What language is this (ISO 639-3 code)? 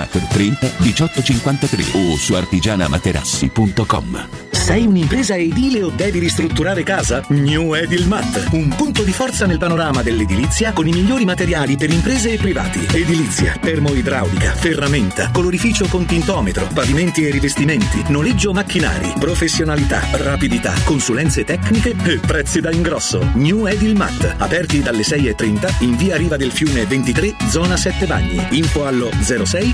ita